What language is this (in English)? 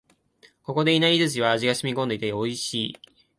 Japanese